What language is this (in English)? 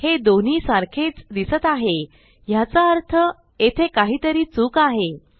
Marathi